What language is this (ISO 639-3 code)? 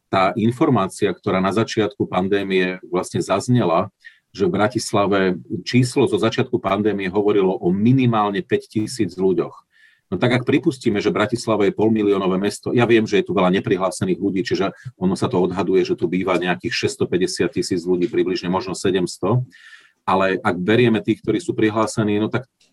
slk